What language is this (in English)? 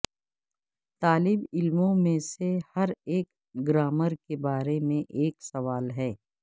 Urdu